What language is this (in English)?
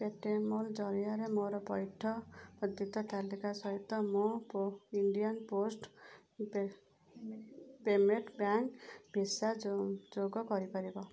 Odia